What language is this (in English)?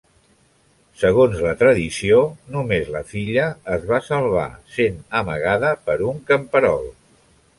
Catalan